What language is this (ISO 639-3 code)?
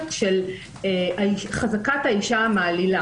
heb